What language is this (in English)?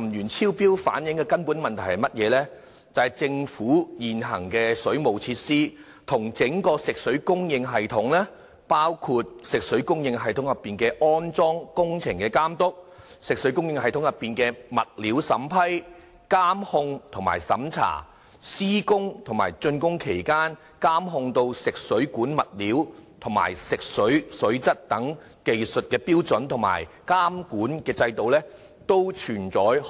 Cantonese